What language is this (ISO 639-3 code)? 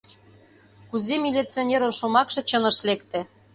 chm